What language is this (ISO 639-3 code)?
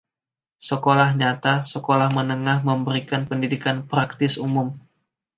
ind